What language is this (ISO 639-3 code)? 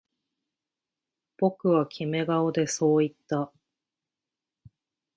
jpn